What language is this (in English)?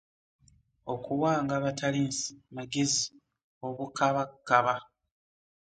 Ganda